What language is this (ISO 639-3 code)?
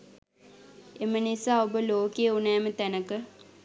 sin